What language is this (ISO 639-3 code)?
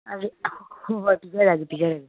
mni